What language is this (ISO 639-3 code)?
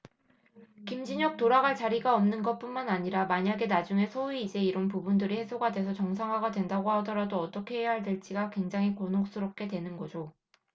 kor